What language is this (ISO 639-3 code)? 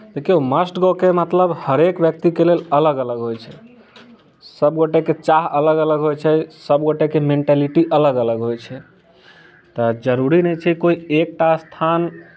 mai